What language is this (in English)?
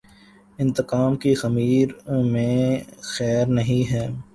Urdu